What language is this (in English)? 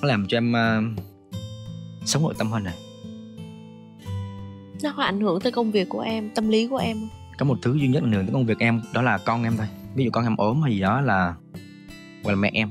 Vietnamese